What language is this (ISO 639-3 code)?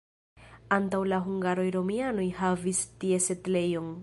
epo